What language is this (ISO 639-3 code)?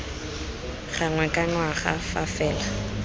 tsn